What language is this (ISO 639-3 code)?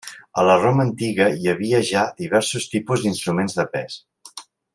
cat